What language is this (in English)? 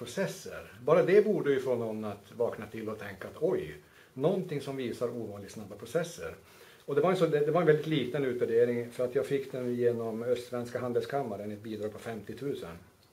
Swedish